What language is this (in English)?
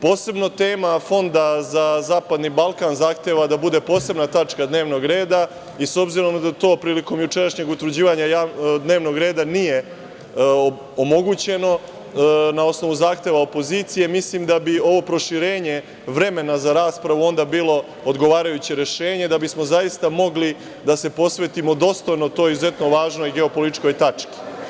Serbian